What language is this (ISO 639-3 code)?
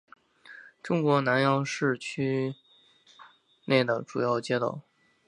zho